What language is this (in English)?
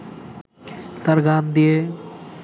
Bangla